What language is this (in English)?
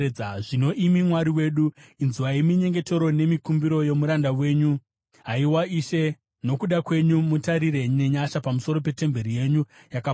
Shona